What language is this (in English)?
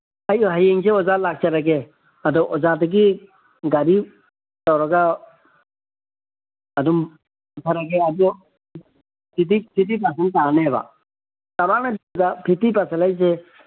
Manipuri